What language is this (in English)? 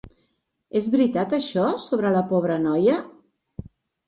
Catalan